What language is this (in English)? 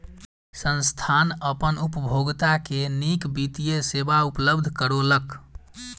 Maithili